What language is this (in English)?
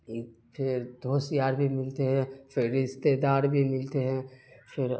Urdu